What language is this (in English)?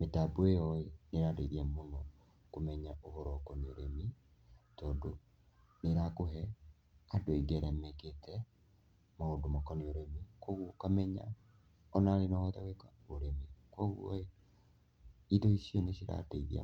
Kikuyu